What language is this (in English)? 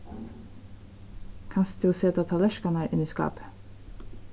Faroese